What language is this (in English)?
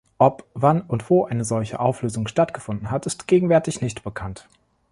German